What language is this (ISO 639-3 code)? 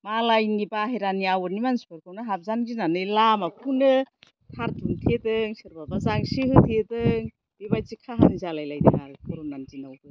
brx